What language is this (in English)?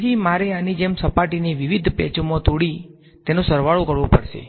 Gujarati